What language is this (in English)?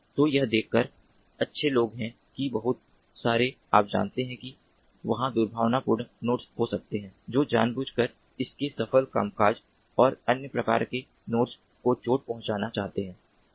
Hindi